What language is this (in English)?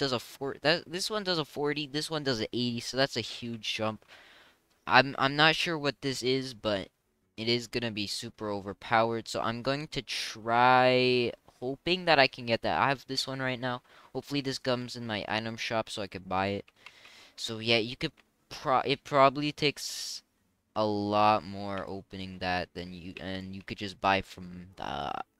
English